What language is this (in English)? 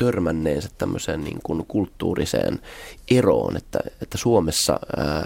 Finnish